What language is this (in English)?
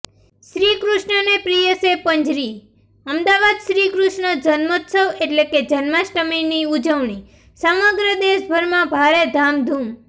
Gujarati